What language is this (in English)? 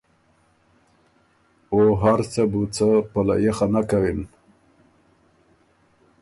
Ormuri